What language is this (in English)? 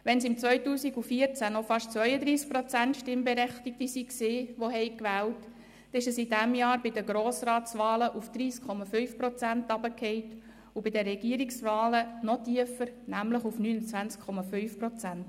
Swiss German